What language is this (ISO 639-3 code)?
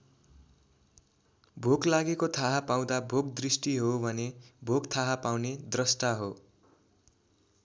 nep